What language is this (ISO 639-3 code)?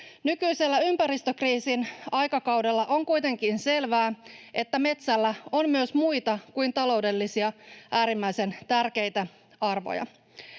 fin